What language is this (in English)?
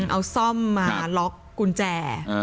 Thai